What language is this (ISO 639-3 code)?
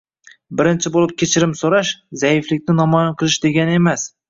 uzb